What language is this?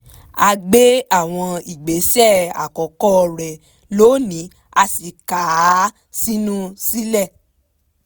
Yoruba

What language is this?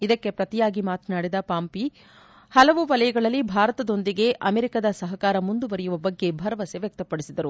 Kannada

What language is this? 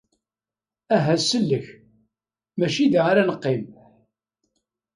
Kabyle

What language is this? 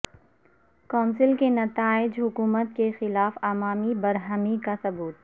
Urdu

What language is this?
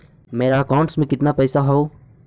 Magahi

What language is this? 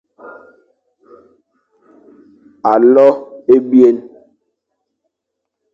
Fang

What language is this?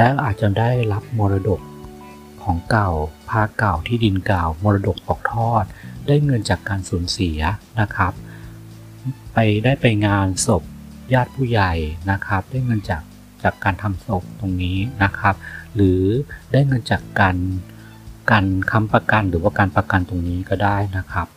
Thai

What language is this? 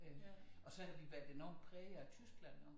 Danish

